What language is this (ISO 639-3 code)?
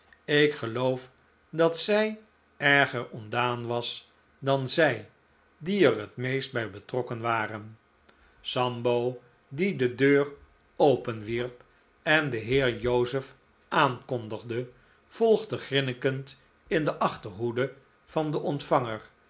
nld